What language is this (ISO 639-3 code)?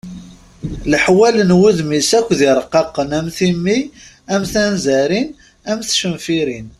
kab